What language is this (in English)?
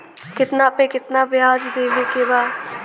Bhojpuri